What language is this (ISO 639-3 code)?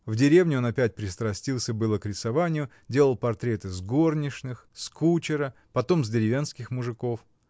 rus